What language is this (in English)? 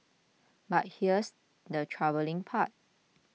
English